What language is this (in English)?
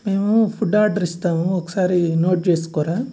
Telugu